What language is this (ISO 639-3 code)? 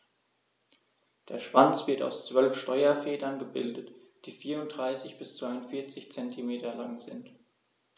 deu